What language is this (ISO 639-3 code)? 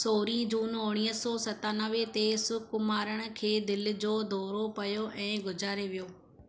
snd